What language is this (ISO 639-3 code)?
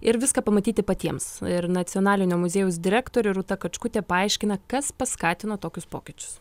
lit